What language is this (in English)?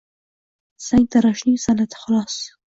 Uzbek